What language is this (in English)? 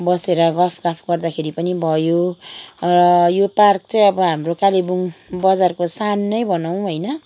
Nepali